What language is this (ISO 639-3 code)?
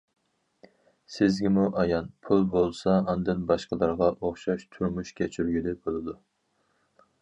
uig